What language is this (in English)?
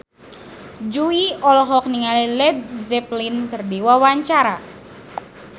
Sundanese